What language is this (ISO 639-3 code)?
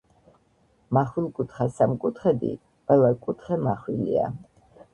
kat